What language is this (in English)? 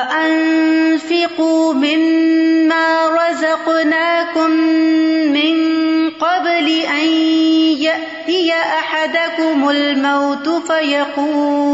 Urdu